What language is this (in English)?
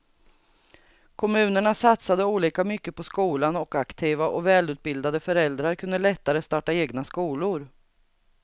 Swedish